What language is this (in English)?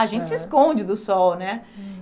Portuguese